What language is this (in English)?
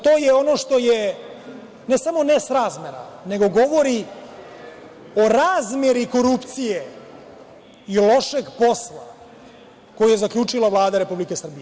Serbian